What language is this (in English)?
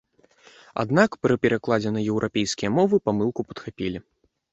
Belarusian